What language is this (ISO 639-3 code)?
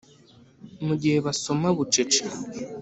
kin